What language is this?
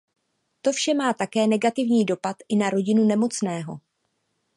Czech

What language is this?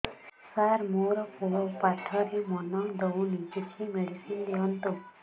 Odia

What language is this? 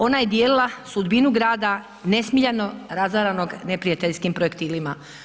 Croatian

